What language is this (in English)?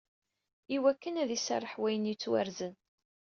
Kabyle